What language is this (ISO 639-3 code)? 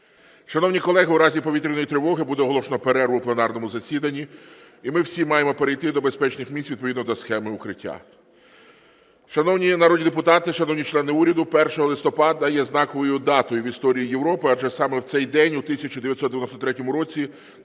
ukr